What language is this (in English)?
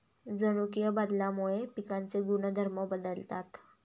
Marathi